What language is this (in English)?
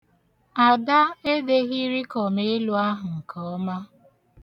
Igbo